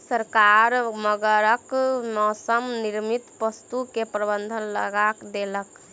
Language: Maithili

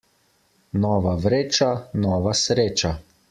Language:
Slovenian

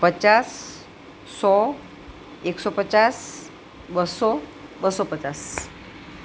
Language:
Gujarati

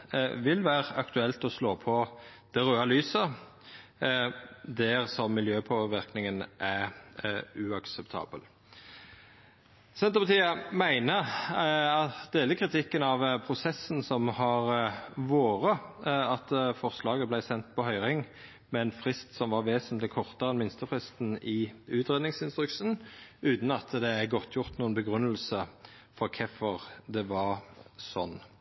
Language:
Norwegian Nynorsk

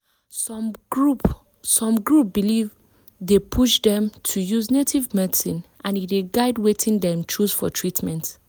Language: Nigerian Pidgin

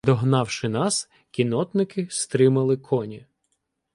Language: Ukrainian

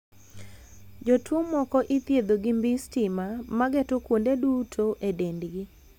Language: Luo (Kenya and Tanzania)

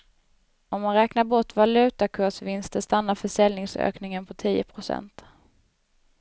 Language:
Swedish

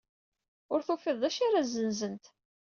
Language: Kabyle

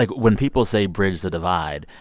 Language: English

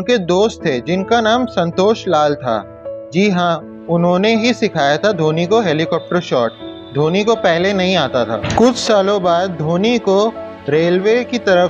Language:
Hindi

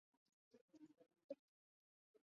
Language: Chinese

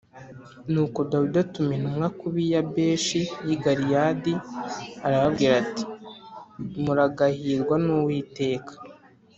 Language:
Kinyarwanda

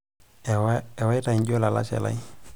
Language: Masai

